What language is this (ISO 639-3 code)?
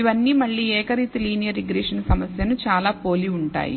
tel